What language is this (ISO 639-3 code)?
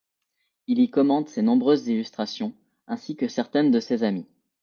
fra